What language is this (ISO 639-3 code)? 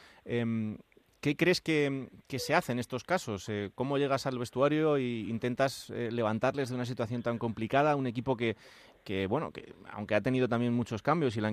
spa